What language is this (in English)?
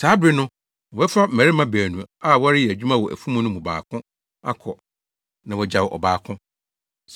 Akan